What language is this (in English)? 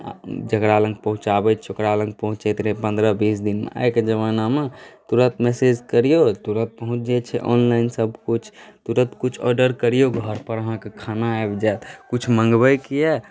Maithili